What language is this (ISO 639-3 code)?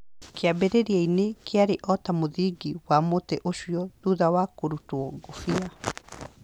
kik